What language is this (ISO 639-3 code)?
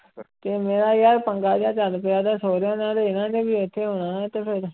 pan